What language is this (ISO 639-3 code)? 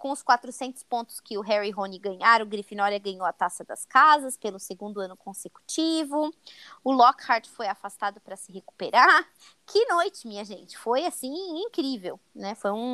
por